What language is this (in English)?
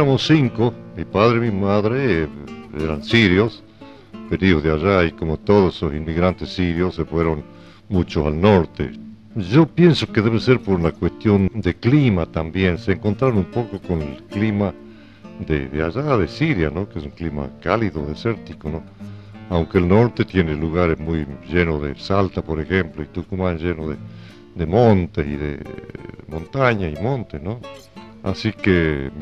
Spanish